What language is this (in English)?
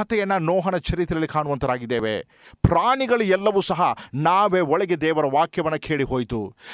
Kannada